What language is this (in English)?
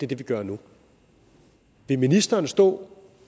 Danish